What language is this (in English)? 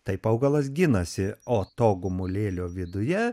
Lithuanian